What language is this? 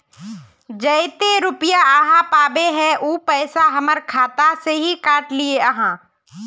Magahi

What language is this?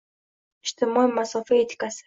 Uzbek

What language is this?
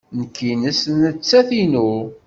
Kabyle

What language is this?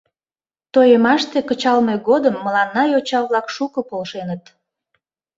Mari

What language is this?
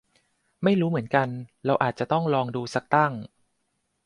Thai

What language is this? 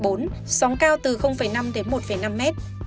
Vietnamese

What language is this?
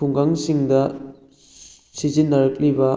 Manipuri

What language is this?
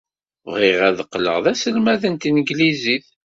Kabyle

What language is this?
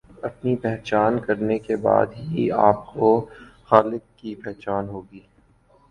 Urdu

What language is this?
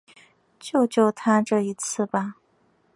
Chinese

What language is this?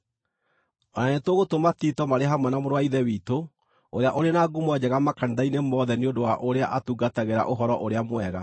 Kikuyu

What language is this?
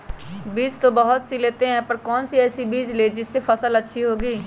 Magahi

